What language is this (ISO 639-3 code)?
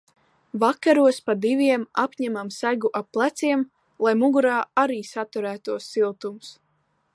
lav